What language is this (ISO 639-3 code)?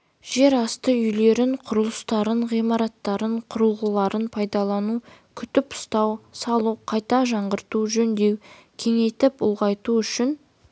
kaz